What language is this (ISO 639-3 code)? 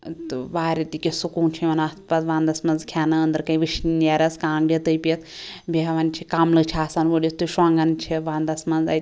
kas